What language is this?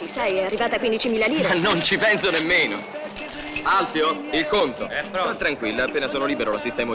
Italian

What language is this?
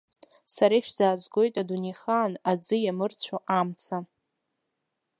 Abkhazian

